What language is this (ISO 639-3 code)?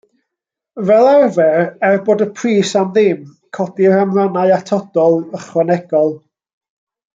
cym